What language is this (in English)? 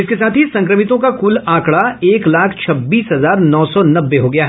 Hindi